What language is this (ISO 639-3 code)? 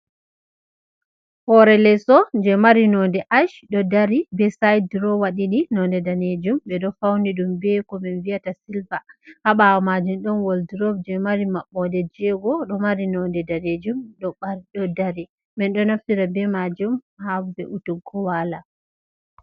ful